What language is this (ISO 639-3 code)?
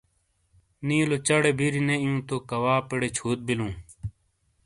scl